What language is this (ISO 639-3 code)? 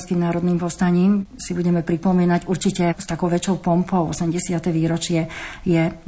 slk